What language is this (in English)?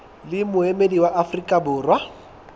Southern Sotho